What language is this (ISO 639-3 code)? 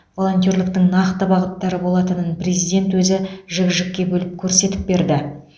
kaz